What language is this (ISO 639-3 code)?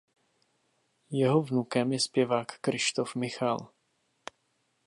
ces